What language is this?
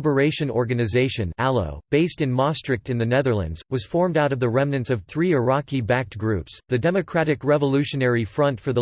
English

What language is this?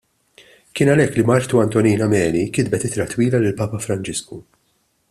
Maltese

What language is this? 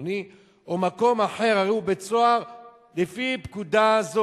Hebrew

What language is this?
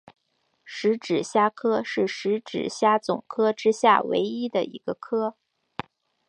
Chinese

